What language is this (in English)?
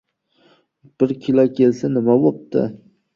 Uzbek